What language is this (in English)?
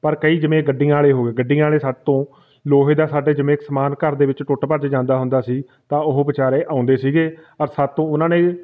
Punjabi